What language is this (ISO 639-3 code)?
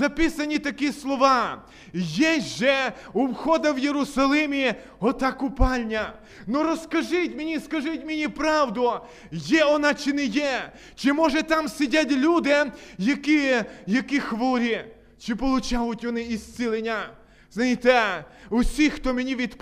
ukr